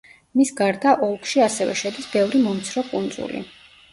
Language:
Georgian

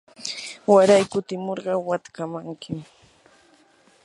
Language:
Yanahuanca Pasco Quechua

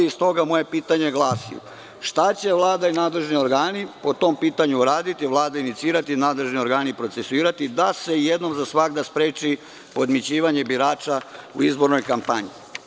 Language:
Serbian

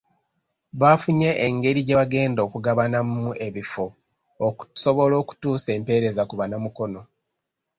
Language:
Ganda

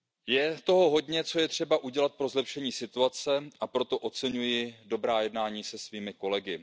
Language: Czech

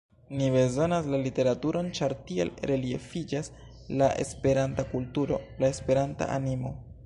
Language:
Esperanto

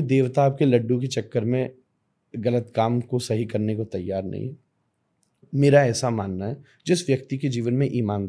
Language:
Hindi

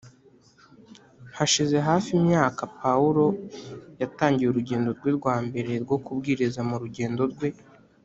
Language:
Kinyarwanda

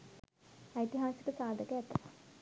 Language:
Sinhala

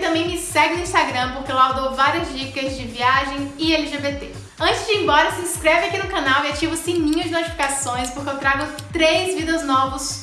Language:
Portuguese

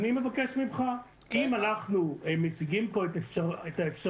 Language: Hebrew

